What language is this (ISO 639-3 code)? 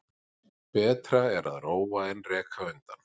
isl